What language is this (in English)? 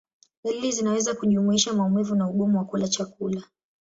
Swahili